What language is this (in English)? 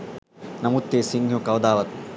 Sinhala